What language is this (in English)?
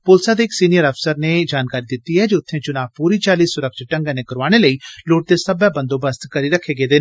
Dogri